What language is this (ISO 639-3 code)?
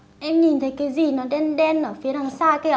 vie